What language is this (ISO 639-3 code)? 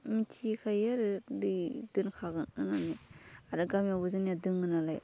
brx